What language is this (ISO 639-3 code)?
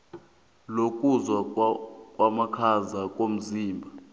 nbl